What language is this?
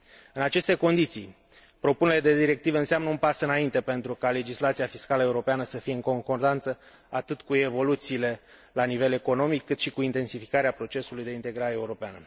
Romanian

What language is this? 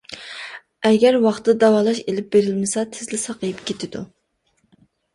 Uyghur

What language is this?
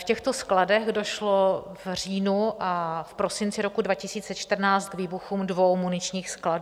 Czech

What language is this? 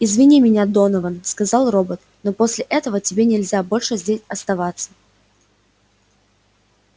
Russian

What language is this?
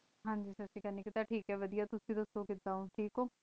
Punjabi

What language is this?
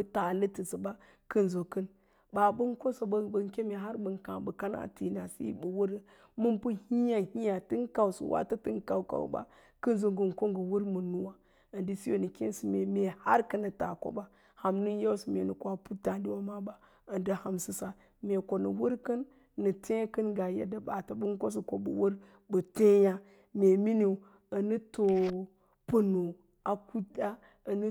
Lala-Roba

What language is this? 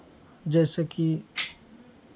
Maithili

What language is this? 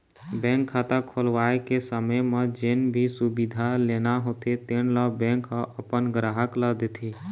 Chhattisgarhi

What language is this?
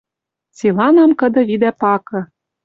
Western Mari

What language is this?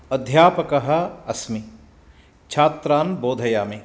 Sanskrit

